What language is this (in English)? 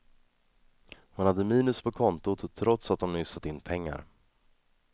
Swedish